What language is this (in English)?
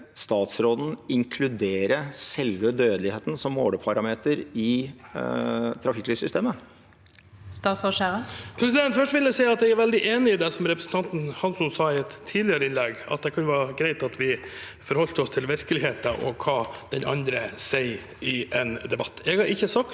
Norwegian